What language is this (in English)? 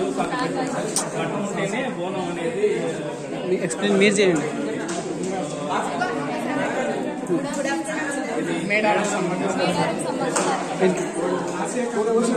Arabic